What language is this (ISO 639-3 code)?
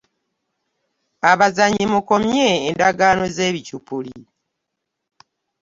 lug